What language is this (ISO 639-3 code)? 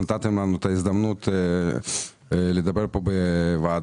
heb